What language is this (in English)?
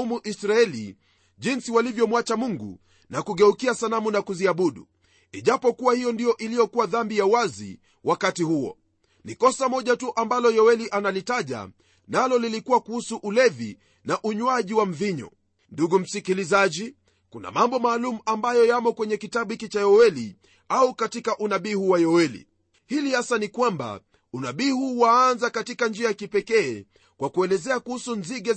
Swahili